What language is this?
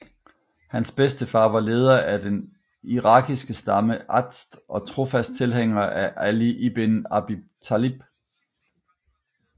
Danish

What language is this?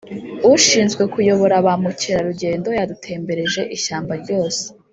Kinyarwanda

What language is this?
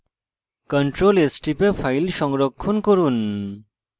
Bangla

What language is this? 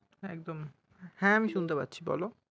Bangla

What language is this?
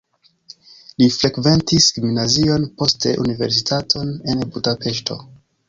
Esperanto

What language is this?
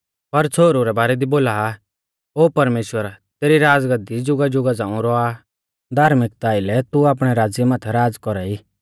Mahasu Pahari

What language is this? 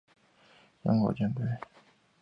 Chinese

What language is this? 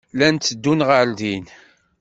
Kabyle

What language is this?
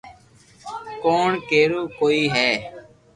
Loarki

